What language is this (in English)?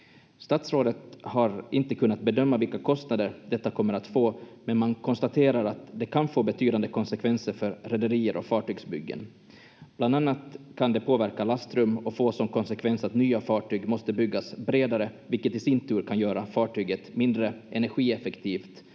Finnish